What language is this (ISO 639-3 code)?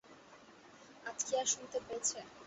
ben